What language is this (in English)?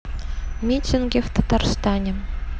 Russian